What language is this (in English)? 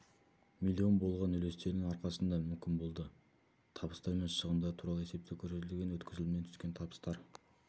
Kazakh